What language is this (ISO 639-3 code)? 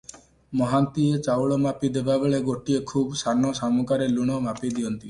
ori